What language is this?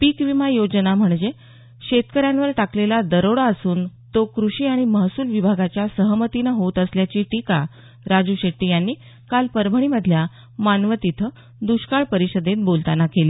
Marathi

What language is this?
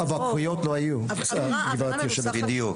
Hebrew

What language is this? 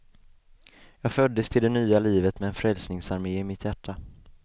Swedish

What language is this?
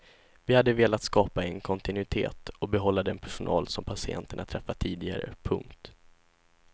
Swedish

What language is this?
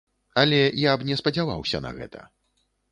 Belarusian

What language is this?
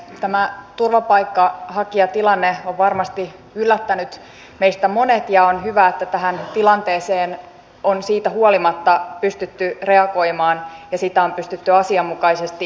Finnish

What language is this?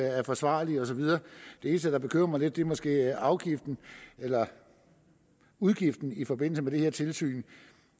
Danish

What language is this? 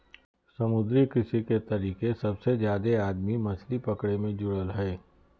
Magahi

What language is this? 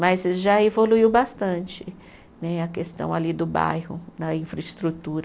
Portuguese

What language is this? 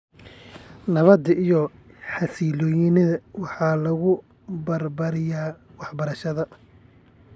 Somali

